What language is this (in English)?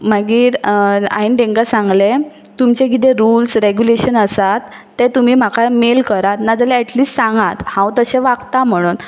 Konkani